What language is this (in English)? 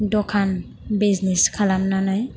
Bodo